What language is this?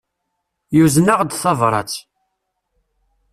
Kabyle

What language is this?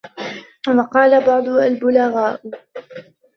Arabic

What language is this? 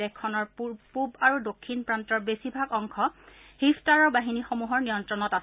Assamese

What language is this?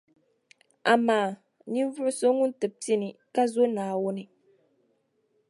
Dagbani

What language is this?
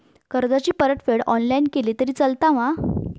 Marathi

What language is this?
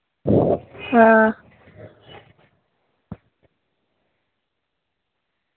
Dogri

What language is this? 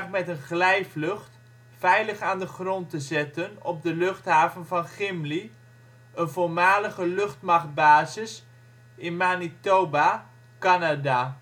Dutch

